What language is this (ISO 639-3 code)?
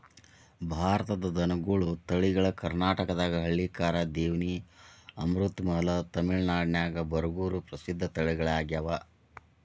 kan